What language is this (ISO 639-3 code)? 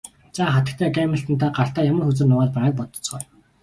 mon